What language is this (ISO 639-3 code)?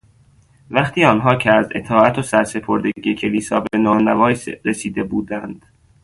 fas